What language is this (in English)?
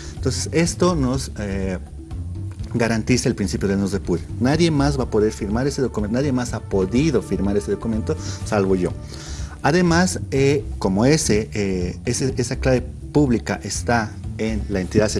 Spanish